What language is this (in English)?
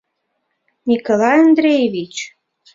Mari